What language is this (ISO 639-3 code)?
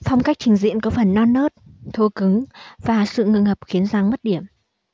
vie